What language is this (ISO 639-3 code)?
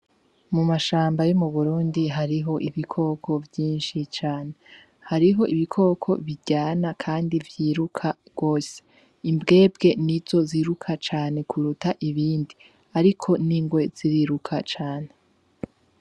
run